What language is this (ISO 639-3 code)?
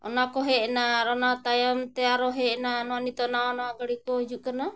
sat